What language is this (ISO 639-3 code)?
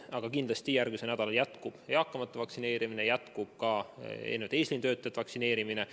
est